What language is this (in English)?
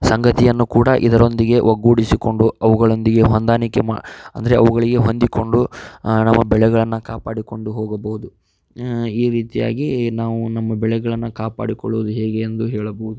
Kannada